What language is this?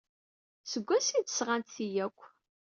Kabyle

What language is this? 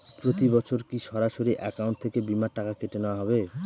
Bangla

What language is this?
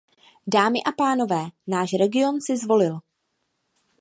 Czech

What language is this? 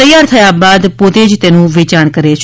Gujarati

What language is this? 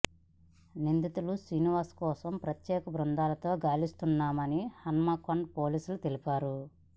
Telugu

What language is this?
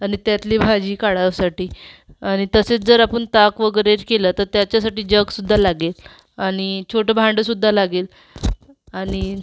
Marathi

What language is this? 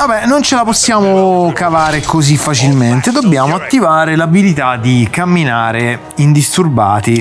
Italian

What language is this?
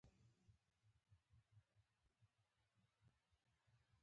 Pashto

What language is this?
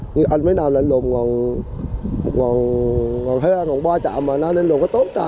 Vietnamese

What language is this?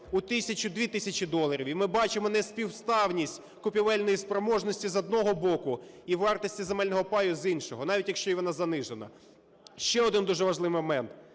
Ukrainian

